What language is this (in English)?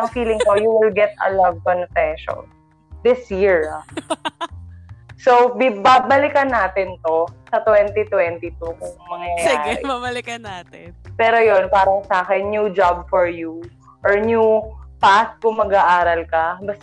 Filipino